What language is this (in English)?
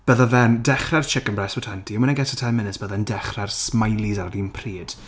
Welsh